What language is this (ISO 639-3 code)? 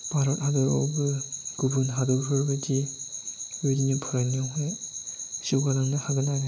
brx